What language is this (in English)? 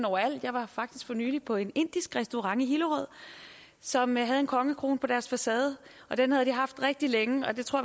Danish